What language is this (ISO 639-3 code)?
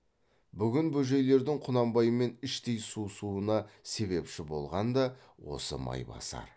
kaz